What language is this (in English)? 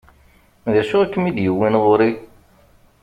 Kabyle